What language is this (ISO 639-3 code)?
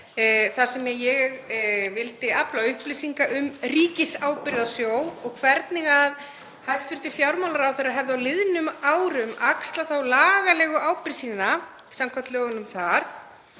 isl